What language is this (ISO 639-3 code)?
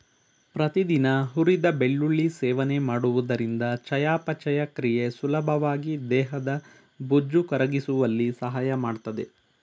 kan